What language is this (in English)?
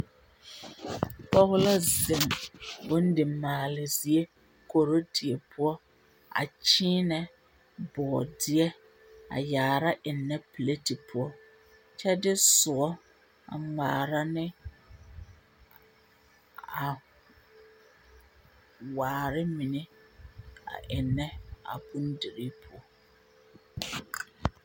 Southern Dagaare